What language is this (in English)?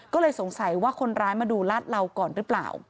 Thai